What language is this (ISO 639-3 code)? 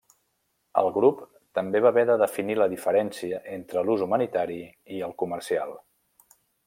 cat